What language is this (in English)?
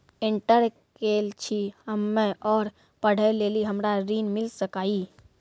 Maithili